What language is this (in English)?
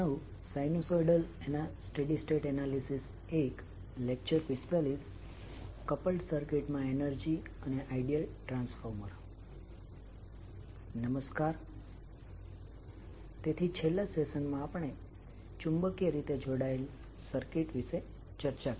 Gujarati